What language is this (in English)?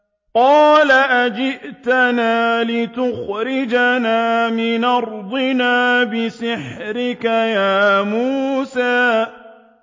Arabic